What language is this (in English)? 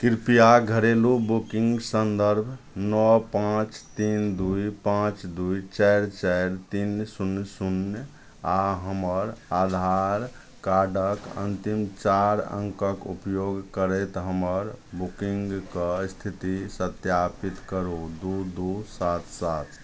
Maithili